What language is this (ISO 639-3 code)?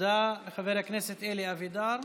heb